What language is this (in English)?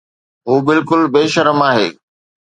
Sindhi